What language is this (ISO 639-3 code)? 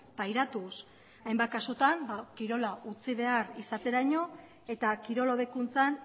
eus